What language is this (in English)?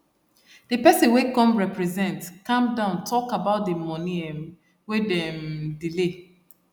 Nigerian Pidgin